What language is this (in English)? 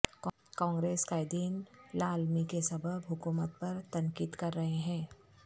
Urdu